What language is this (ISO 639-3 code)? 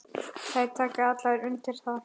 isl